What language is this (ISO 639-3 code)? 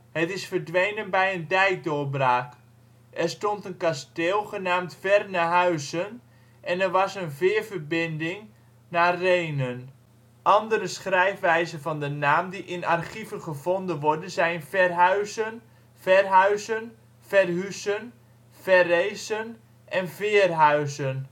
nld